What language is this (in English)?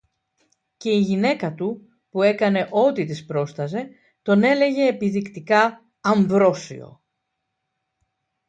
Greek